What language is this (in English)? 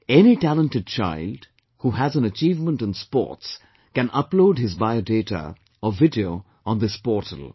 English